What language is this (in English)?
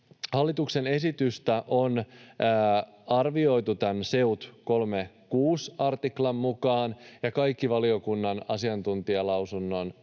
Finnish